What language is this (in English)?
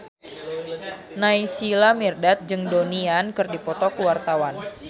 Sundanese